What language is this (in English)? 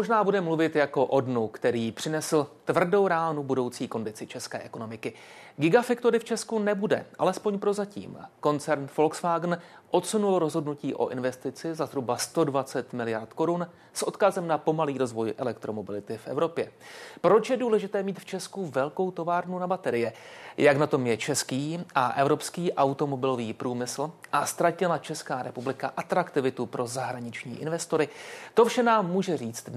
Czech